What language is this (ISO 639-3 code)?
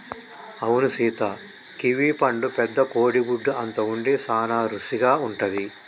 tel